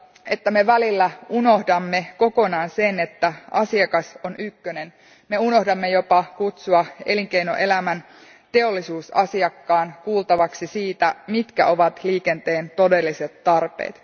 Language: Finnish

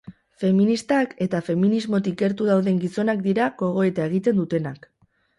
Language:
Basque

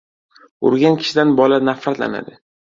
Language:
Uzbek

